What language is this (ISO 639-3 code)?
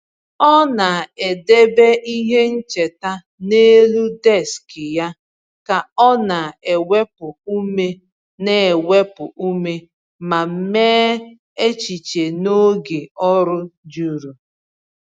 ibo